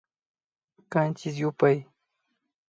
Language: Imbabura Highland Quichua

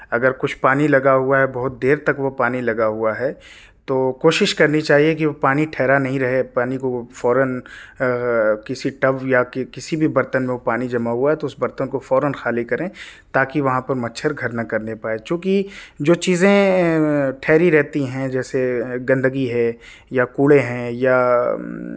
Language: Urdu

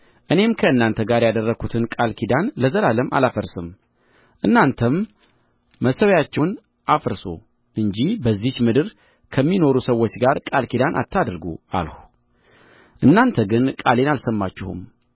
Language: Amharic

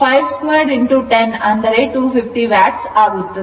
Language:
Kannada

